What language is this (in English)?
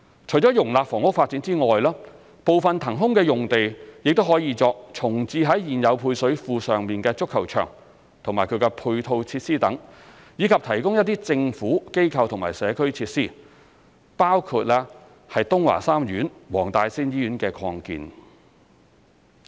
Cantonese